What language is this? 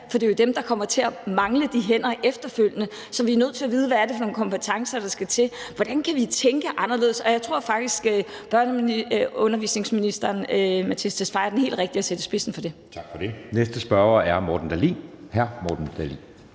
Danish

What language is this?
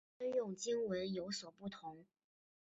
Chinese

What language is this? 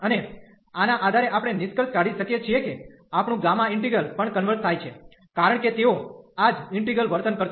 Gujarati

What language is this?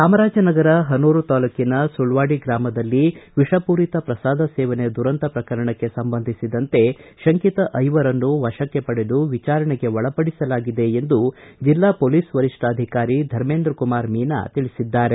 Kannada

